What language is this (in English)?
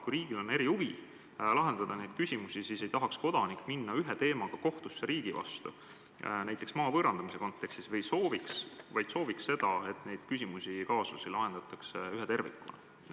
Estonian